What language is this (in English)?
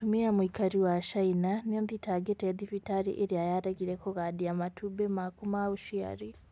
Kikuyu